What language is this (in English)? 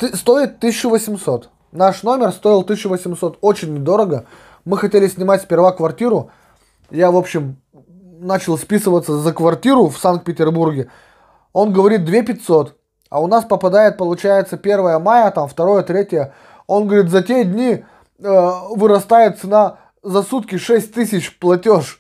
Russian